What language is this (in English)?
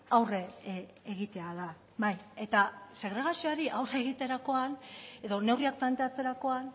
Basque